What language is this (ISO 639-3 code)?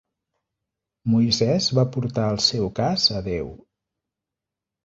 cat